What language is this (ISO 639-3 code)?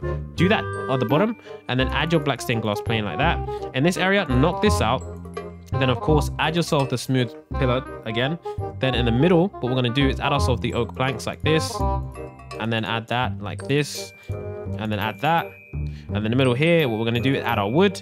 eng